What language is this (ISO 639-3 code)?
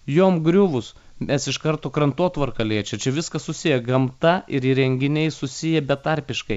lit